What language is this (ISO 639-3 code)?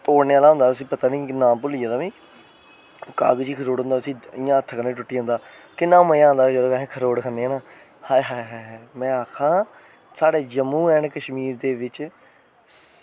doi